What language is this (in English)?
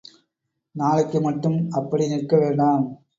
Tamil